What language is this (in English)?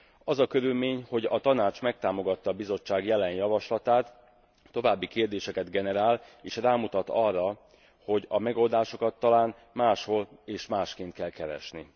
Hungarian